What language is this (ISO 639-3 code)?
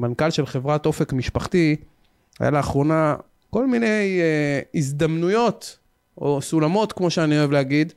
heb